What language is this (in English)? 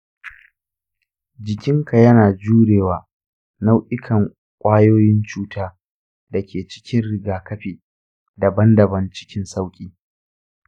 Hausa